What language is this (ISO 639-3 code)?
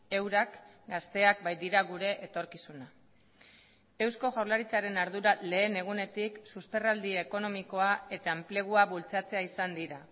eus